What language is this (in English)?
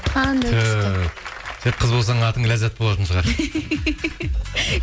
Kazakh